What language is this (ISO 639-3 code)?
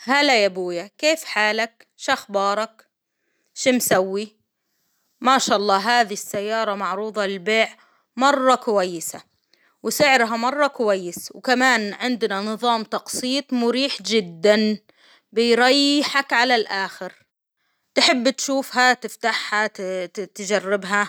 acw